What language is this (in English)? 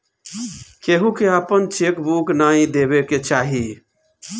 Bhojpuri